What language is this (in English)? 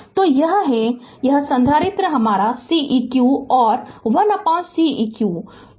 Hindi